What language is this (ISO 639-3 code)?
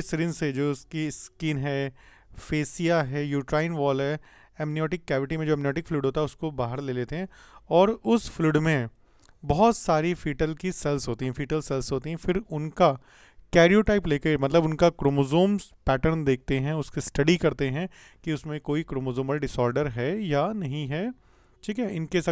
hin